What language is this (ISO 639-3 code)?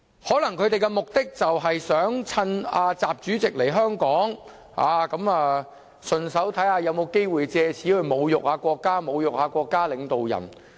yue